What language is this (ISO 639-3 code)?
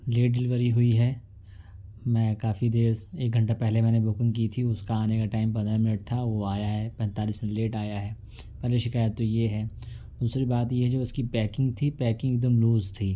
urd